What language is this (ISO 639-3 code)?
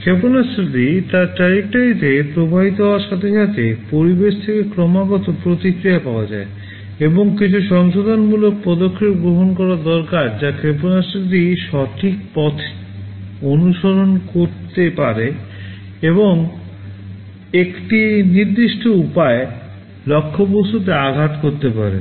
ben